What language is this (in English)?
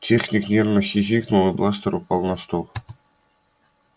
Russian